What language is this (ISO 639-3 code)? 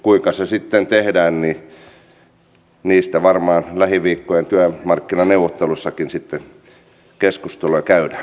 fin